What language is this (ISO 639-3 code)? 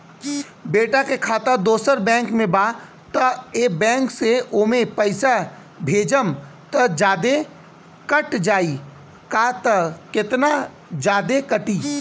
bho